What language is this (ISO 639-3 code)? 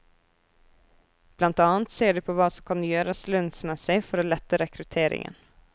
nor